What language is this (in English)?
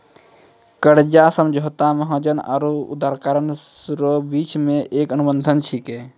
Maithili